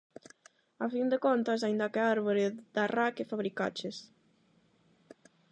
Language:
Galician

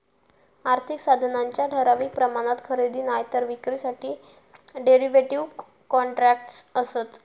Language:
Marathi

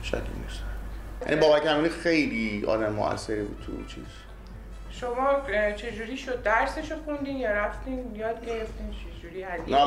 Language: Persian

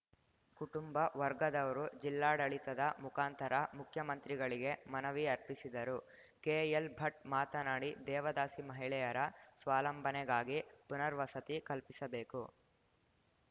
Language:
Kannada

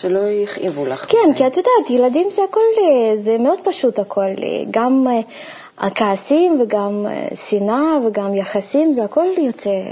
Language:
Hebrew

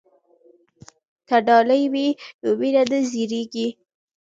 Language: Pashto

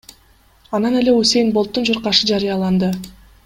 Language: Kyrgyz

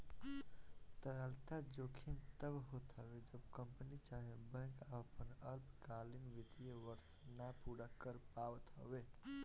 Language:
Bhojpuri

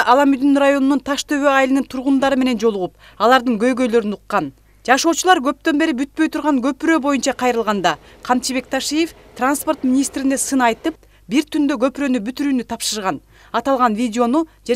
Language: Turkish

